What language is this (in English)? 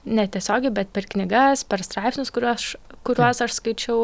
Lithuanian